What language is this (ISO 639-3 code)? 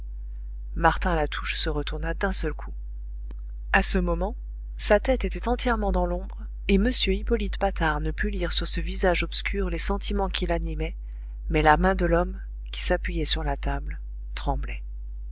fra